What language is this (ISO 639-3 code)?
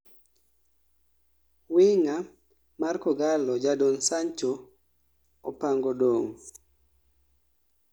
luo